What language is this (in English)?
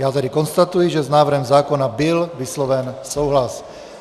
Czech